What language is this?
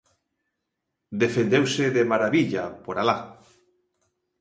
Galician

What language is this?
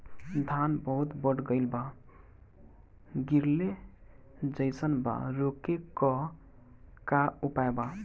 Bhojpuri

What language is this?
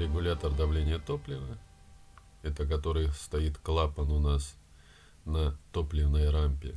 Russian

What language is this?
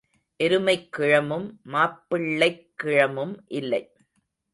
Tamil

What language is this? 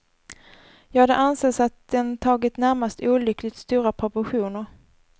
Swedish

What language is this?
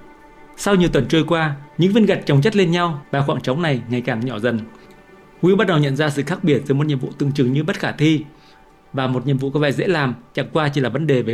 Vietnamese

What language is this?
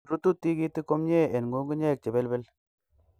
Kalenjin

